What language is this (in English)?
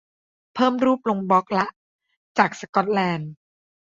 Thai